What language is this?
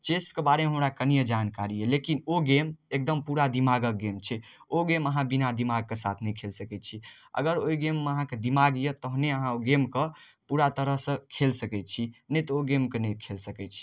Maithili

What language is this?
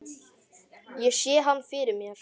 Icelandic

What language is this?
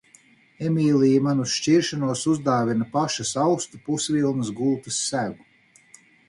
Latvian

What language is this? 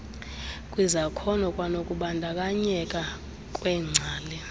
Xhosa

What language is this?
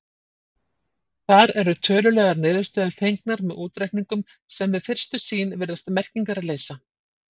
Icelandic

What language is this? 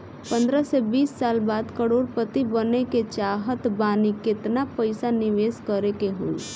Bhojpuri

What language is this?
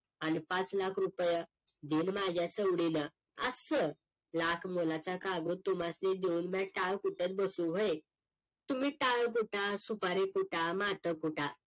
Marathi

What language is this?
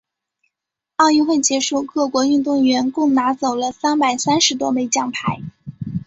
Chinese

